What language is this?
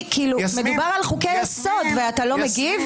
Hebrew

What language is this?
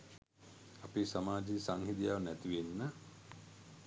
Sinhala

